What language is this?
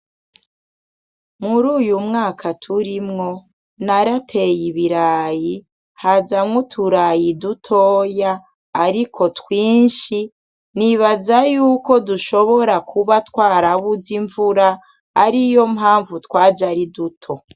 Rundi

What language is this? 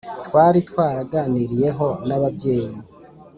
Kinyarwanda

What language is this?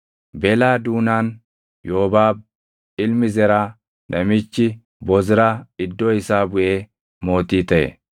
Oromo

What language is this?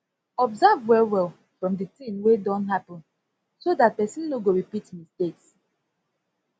Nigerian Pidgin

